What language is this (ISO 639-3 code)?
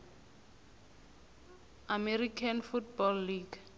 nbl